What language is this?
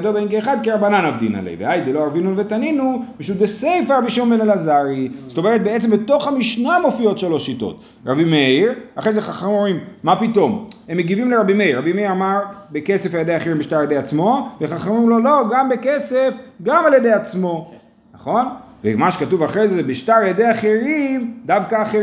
Hebrew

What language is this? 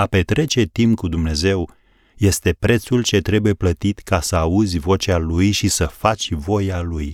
Romanian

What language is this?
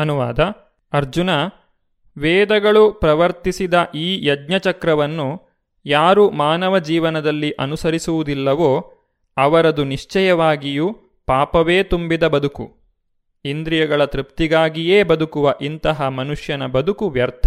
Kannada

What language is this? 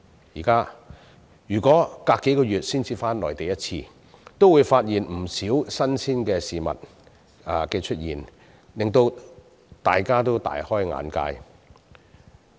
Cantonese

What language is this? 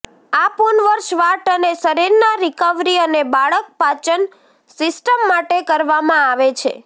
Gujarati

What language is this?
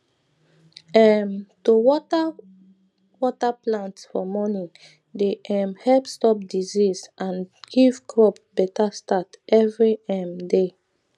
Nigerian Pidgin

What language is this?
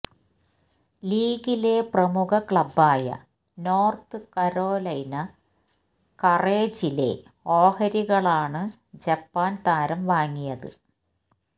Malayalam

